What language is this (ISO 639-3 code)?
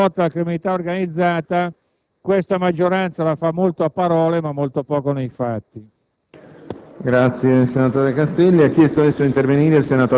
ita